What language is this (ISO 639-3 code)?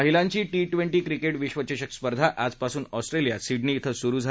mar